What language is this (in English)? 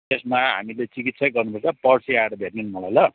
Nepali